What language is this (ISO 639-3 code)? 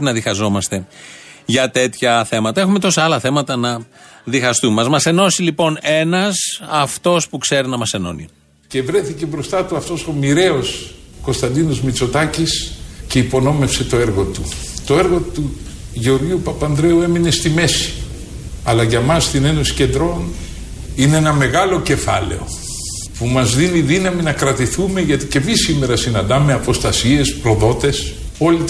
ell